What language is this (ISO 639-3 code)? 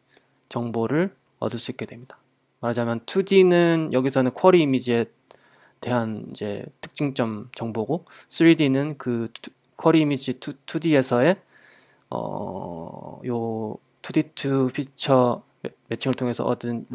kor